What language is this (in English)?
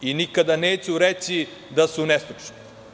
Serbian